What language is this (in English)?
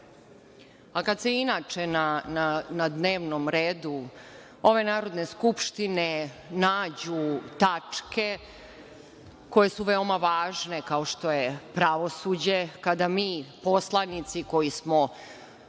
Serbian